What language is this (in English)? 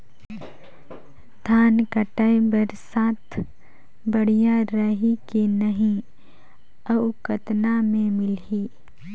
Chhattisgarhi